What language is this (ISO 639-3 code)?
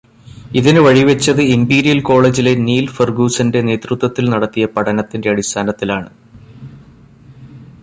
mal